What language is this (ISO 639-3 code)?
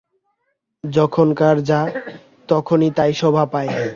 ben